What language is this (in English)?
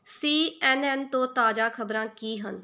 Punjabi